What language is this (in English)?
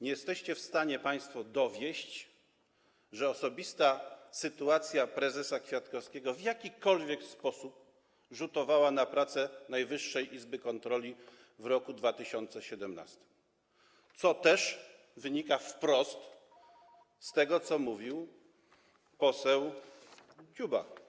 Polish